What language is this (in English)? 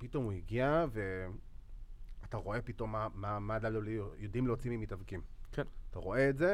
Hebrew